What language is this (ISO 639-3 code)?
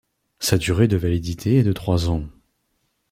fra